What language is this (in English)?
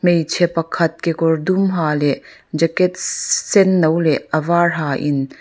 Mizo